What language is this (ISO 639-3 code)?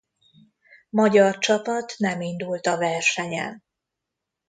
hun